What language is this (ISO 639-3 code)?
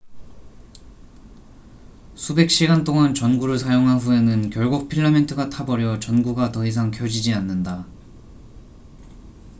kor